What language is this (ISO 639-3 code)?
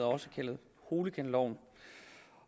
dan